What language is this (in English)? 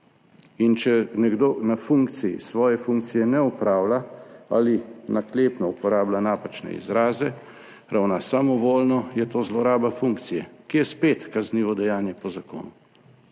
Slovenian